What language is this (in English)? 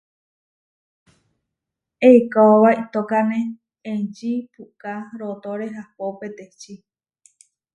Huarijio